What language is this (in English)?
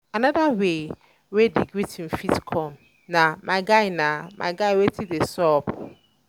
Nigerian Pidgin